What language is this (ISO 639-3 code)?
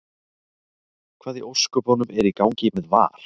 isl